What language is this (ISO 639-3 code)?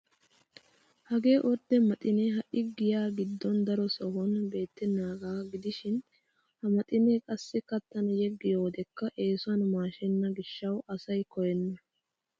wal